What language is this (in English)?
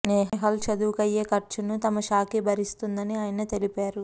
Telugu